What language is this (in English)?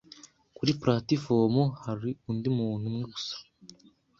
Kinyarwanda